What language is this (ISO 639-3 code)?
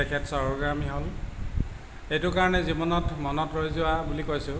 asm